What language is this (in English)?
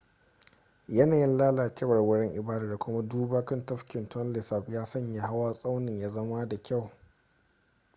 Hausa